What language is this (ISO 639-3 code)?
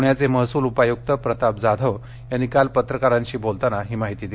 mar